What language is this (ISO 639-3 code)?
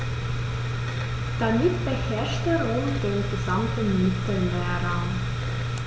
deu